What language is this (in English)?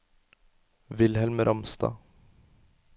Norwegian